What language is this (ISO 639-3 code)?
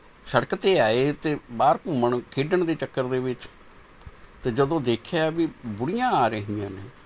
pan